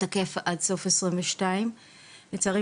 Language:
Hebrew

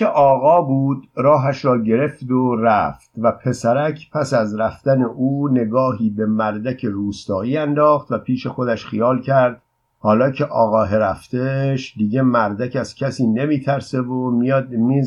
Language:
Persian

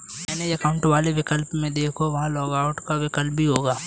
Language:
Hindi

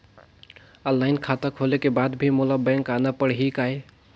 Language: Chhattisgarhi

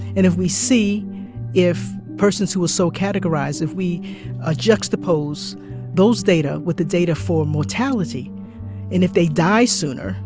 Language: English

